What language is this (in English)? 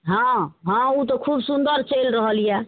Maithili